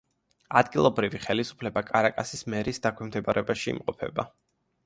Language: Georgian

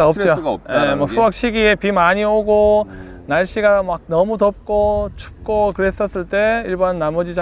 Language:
Korean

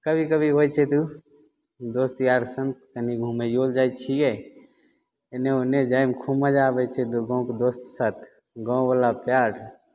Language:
Maithili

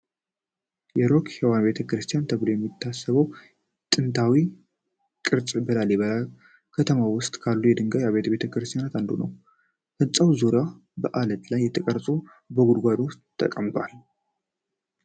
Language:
Amharic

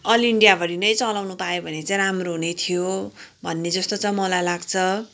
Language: Nepali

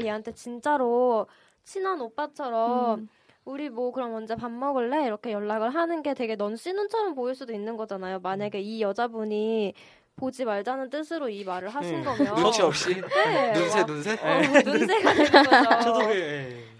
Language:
Korean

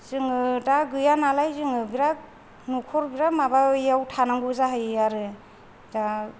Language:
Bodo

